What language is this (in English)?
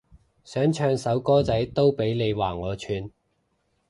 Cantonese